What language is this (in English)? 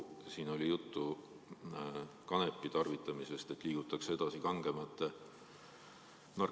Estonian